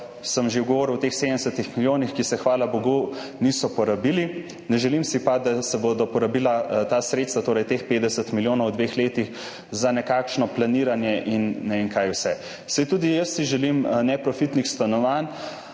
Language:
Slovenian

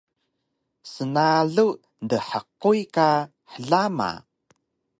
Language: Taroko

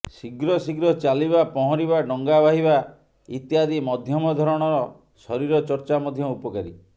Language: Odia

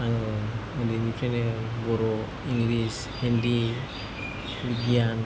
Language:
Bodo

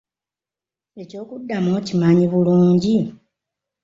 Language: Ganda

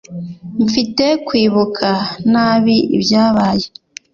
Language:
Kinyarwanda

